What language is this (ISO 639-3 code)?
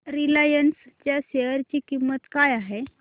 mar